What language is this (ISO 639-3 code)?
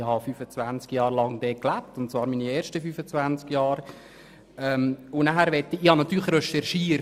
gsw